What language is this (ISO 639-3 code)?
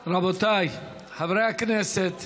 heb